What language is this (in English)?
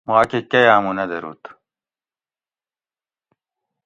Gawri